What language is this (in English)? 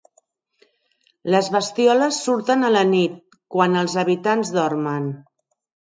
Catalan